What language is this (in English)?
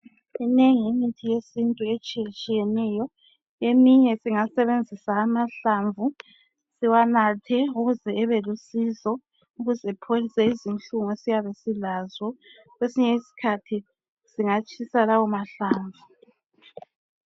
North Ndebele